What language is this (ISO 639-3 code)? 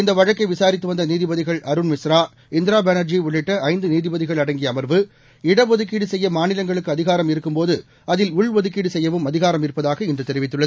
tam